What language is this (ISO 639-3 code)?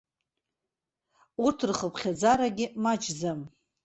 abk